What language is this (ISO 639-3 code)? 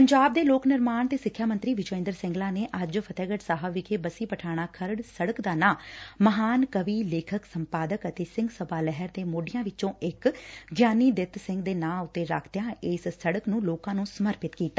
pan